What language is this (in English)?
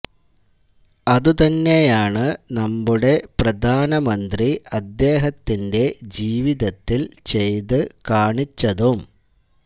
Malayalam